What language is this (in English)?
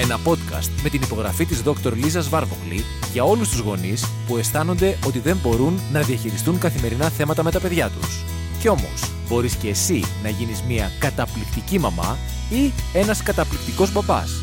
Greek